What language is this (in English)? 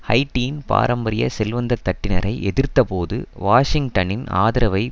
Tamil